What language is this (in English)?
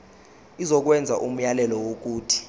Zulu